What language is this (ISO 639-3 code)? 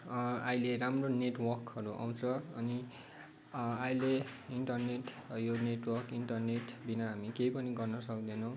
nep